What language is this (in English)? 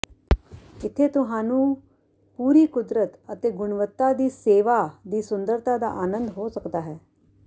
Punjabi